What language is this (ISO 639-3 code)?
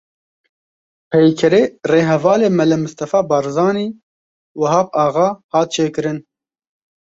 kur